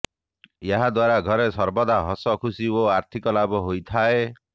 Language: Odia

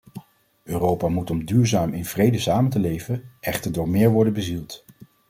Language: Dutch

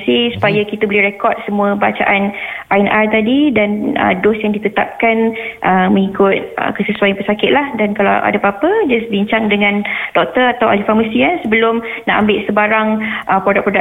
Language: Malay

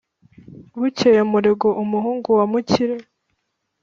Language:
Kinyarwanda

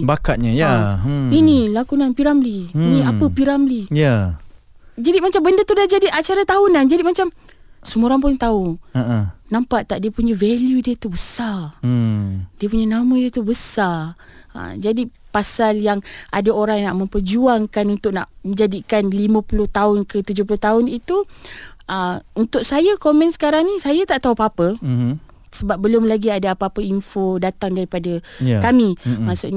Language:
Malay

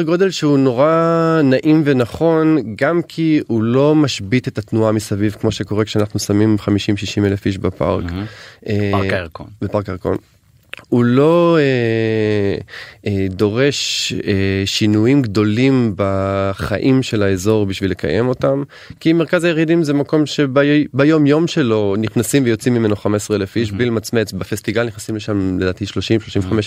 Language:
Hebrew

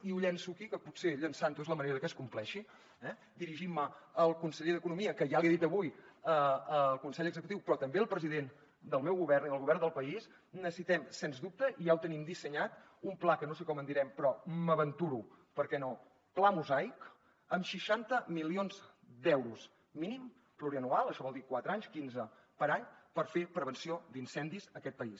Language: Catalan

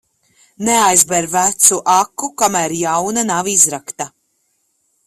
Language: Latvian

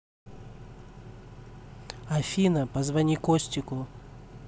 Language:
Russian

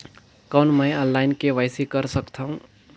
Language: Chhattisgarhi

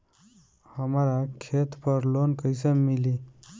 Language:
Bhojpuri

